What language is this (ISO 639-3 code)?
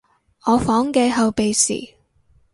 yue